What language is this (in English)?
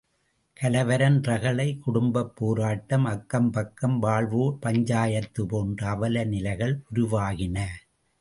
Tamil